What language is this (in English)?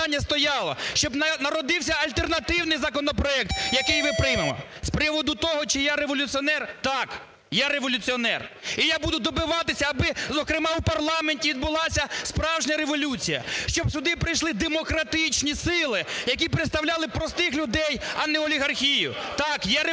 Ukrainian